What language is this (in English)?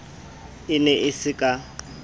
Southern Sotho